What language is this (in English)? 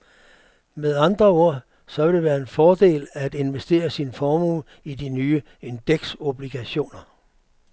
Danish